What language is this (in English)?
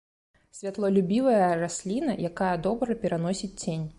Belarusian